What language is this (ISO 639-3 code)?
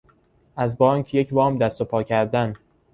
fas